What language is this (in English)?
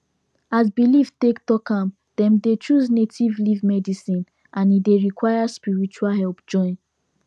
Nigerian Pidgin